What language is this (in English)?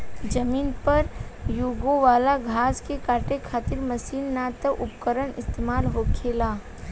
Bhojpuri